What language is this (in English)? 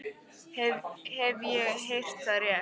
Icelandic